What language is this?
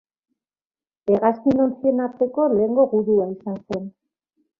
Basque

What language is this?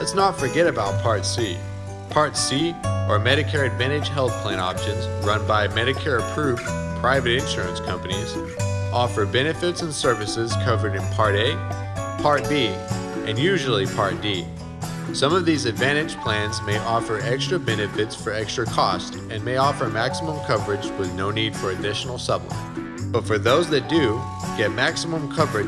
English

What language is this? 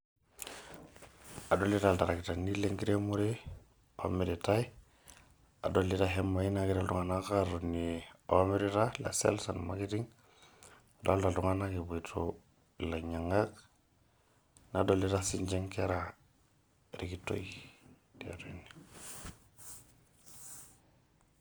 Masai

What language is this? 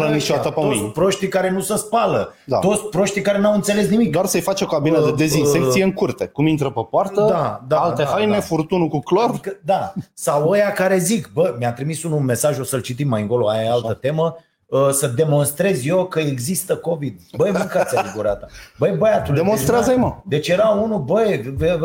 Romanian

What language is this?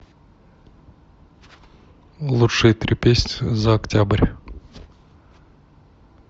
Russian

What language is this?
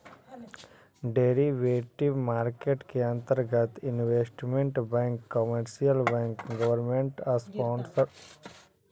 Magahi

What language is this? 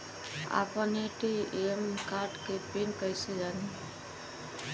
Bhojpuri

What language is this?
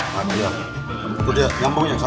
Indonesian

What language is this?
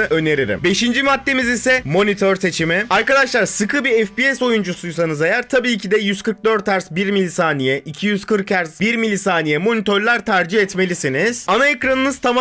Turkish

